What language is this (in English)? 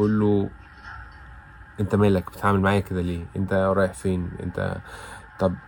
Arabic